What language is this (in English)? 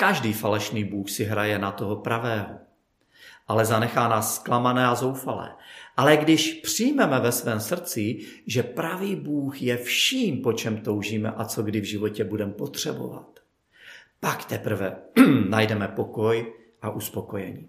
Czech